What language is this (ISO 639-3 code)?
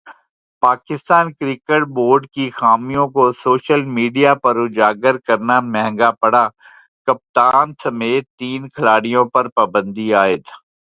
urd